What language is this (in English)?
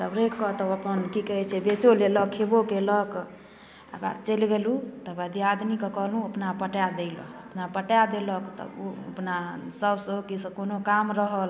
Maithili